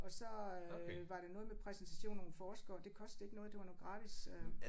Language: Danish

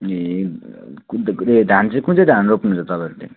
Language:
Nepali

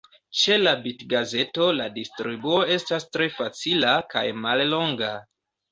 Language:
Esperanto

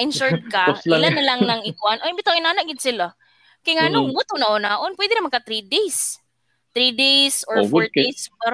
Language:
Filipino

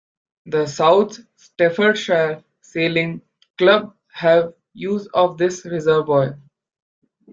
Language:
English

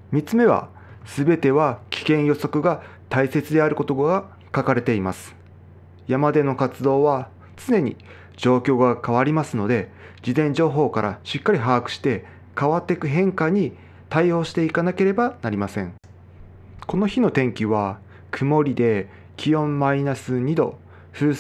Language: Japanese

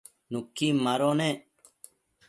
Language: Matsés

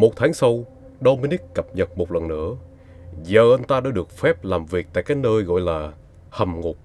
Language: Vietnamese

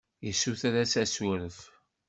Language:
Kabyle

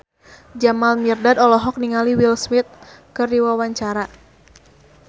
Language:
Sundanese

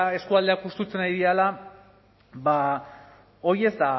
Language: Basque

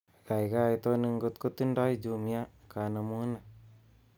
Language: Kalenjin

